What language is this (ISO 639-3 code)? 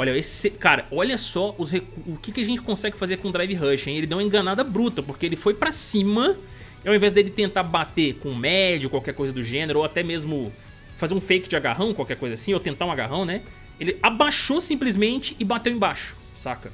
por